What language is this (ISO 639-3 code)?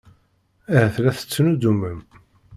kab